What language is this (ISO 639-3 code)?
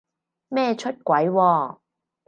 yue